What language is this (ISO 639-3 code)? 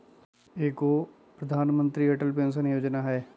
mag